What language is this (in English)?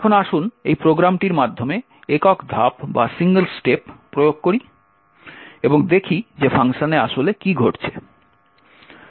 Bangla